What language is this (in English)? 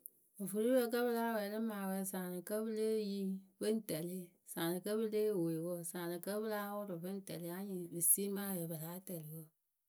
Akebu